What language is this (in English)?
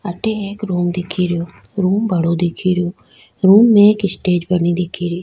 Rajasthani